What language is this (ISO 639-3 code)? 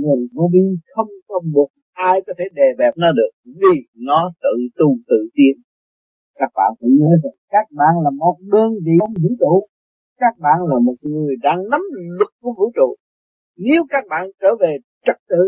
vie